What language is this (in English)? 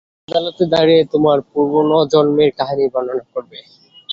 Bangla